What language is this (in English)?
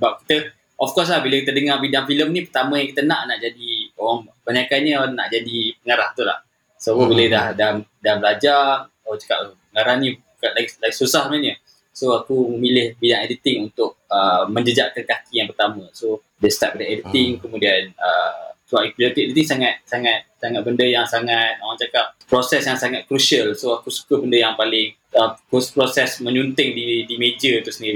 Malay